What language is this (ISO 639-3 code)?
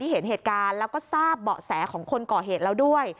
tha